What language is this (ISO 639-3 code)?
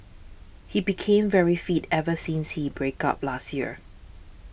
eng